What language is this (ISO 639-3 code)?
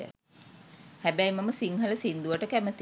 sin